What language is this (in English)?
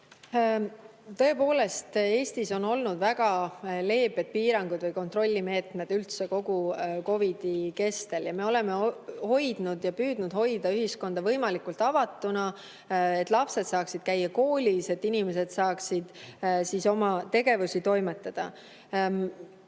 Estonian